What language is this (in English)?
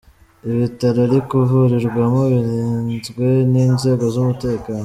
Kinyarwanda